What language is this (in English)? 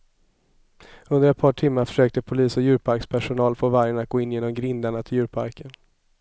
Swedish